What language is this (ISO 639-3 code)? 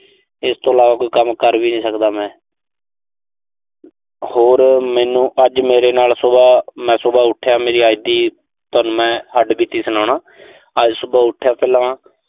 pan